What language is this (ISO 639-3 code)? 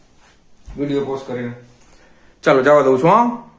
guj